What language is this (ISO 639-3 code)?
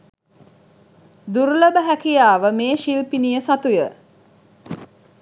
sin